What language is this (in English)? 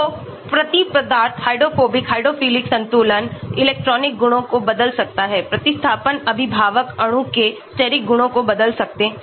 Hindi